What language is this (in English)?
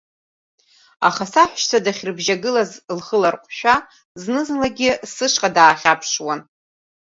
Abkhazian